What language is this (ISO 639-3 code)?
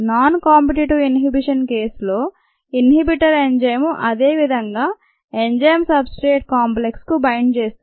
tel